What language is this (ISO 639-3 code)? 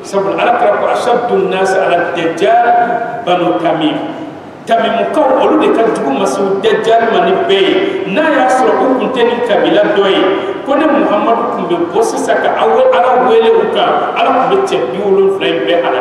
ara